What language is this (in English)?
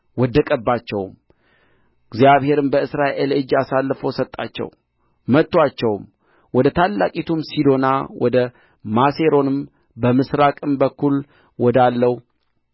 Amharic